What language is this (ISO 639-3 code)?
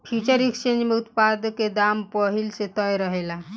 bho